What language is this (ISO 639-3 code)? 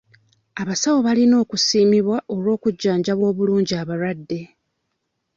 lug